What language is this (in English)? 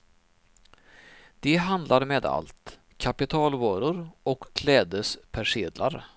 Swedish